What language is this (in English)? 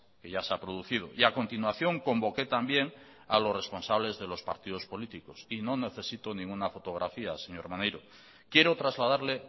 Spanish